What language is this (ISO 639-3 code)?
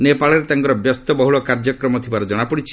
ori